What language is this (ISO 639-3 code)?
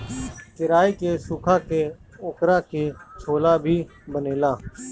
bho